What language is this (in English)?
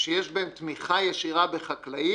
Hebrew